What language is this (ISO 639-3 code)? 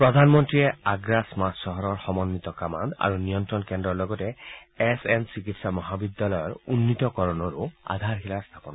asm